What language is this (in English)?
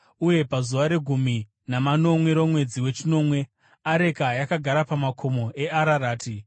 Shona